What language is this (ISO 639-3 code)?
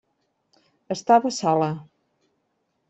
cat